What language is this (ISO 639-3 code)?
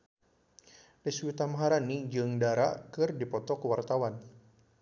sun